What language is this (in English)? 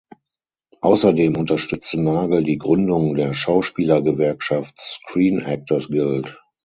German